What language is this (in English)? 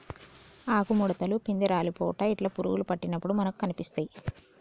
Telugu